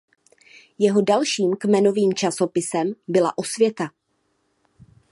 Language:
Czech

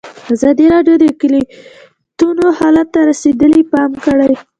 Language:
Pashto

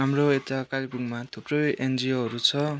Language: Nepali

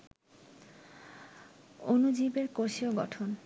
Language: Bangla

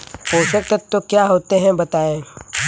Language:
Hindi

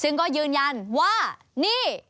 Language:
Thai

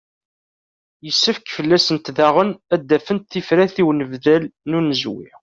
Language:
Kabyle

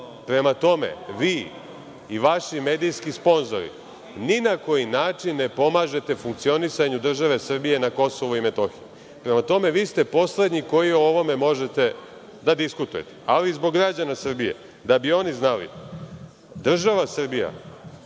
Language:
Serbian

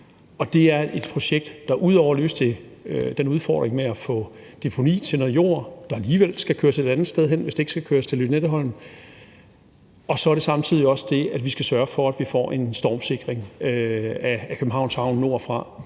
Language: Danish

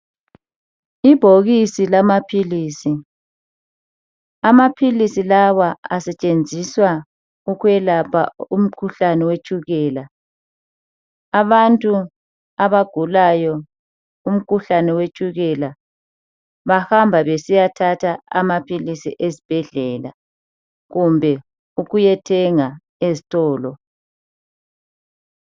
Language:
North Ndebele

